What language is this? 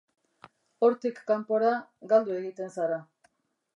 Basque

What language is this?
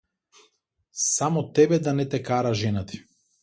Macedonian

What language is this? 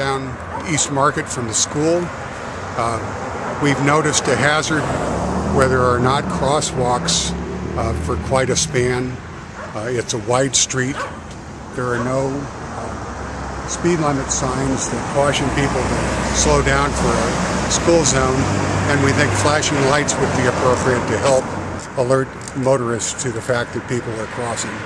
English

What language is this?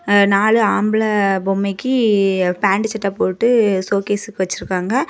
Tamil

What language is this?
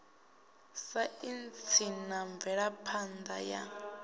Venda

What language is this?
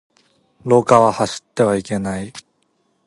Japanese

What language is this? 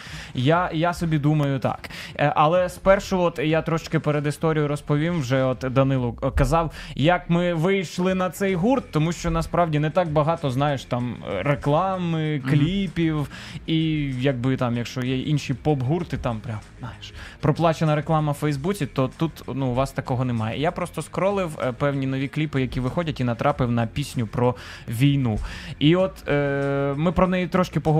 Ukrainian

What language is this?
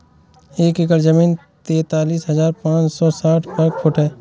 Hindi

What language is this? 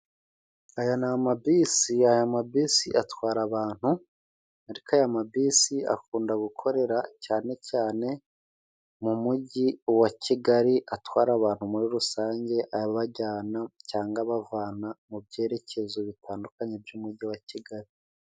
Kinyarwanda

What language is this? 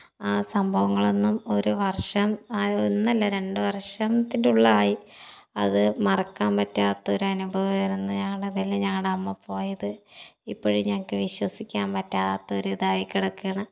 Malayalam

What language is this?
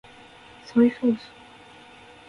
Japanese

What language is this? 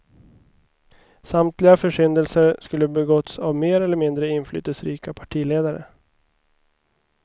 Swedish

